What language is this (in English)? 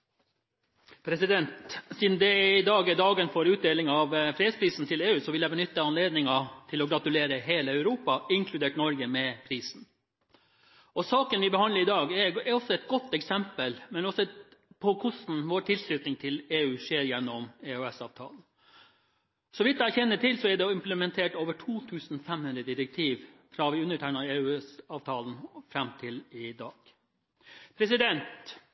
Norwegian